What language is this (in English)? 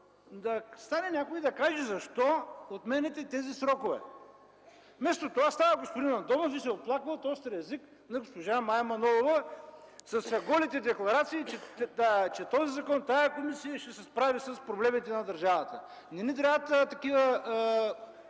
Bulgarian